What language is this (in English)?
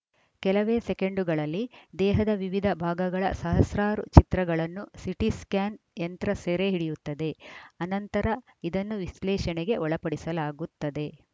Kannada